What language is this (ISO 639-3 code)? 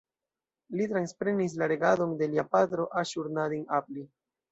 epo